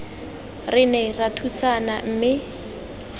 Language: Tswana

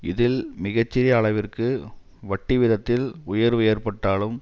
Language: Tamil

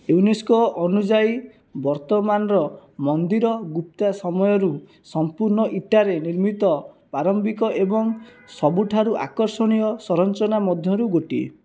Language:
Odia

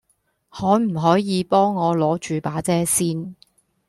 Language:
Cantonese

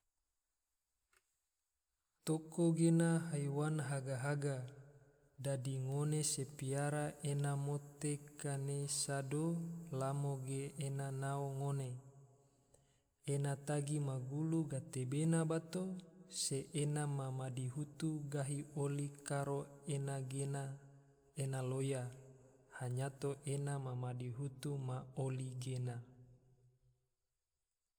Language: Tidore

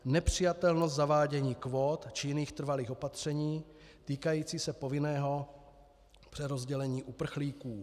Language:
Czech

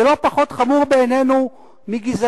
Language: Hebrew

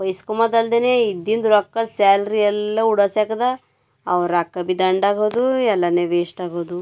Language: Kannada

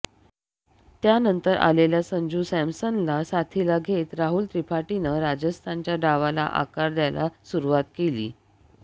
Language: Marathi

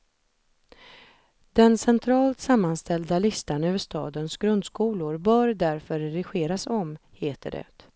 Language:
Swedish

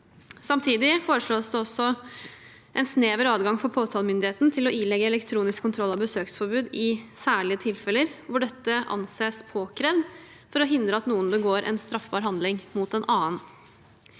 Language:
Norwegian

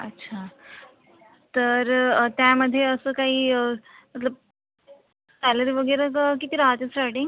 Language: Marathi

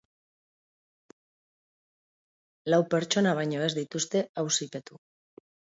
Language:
Basque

